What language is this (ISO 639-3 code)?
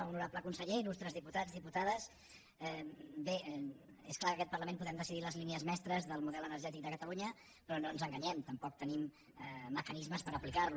cat